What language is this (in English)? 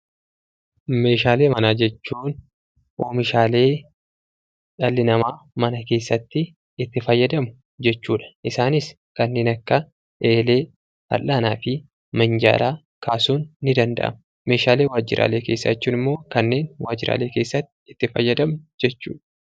Oromo